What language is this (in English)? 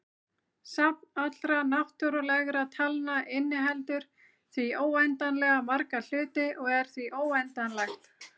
Icelandic